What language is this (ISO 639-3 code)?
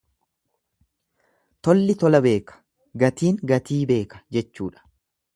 orm